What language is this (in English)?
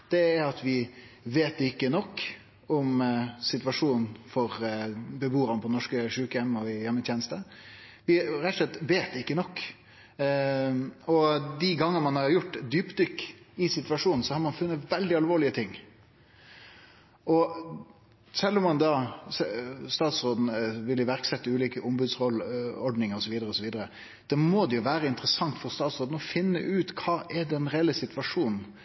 Norwegian Nynorsk